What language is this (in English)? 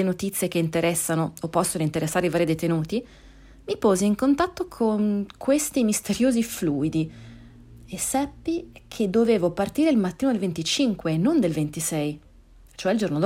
Italian